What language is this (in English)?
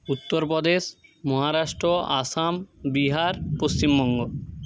Bangla